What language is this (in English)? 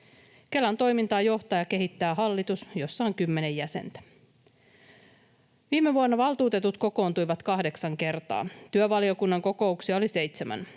Finnish